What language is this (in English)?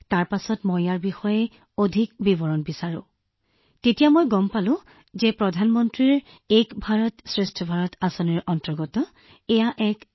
Assamese